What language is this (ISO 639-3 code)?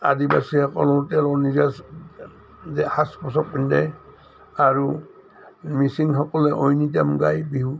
asm